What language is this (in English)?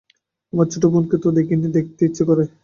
Bangla